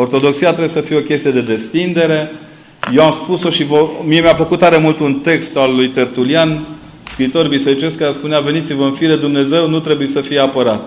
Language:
Romanian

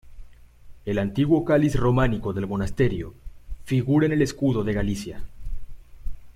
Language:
Spanish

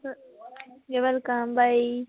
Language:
Konkani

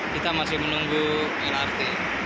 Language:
Indonesian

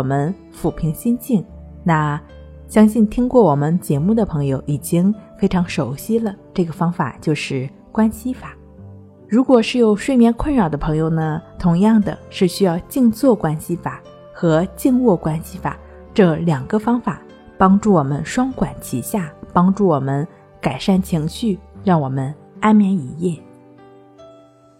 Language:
Chinese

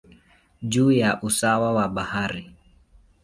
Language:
Swahili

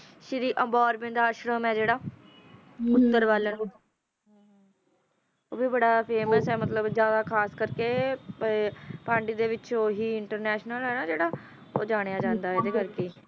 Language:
Punjabi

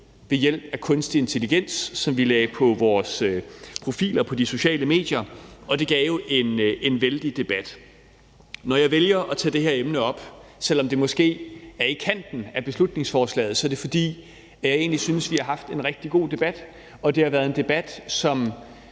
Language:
Danish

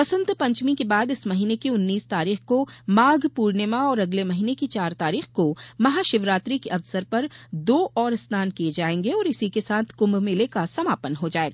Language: Hindi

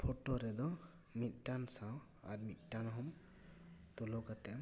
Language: Santali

